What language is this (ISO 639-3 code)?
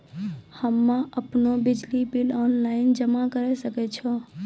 mai